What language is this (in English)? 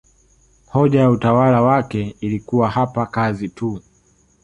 Swahili